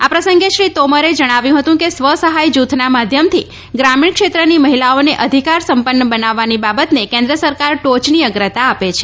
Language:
Gujarati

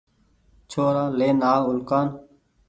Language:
Goaria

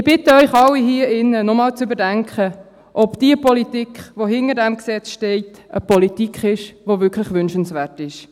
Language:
Swiss German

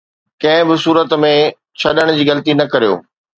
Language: Sindhi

